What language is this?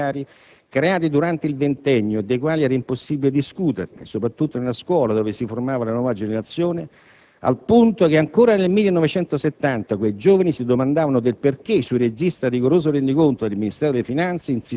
Italian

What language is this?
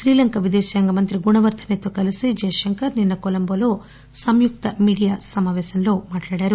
Telugu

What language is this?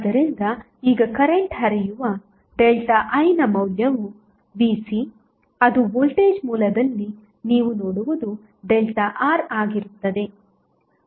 Kannada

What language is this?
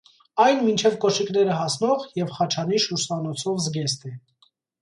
Armenian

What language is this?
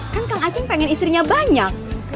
Indonesian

